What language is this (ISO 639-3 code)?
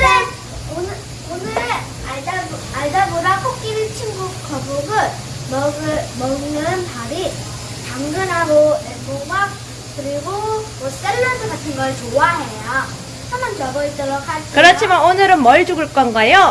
kor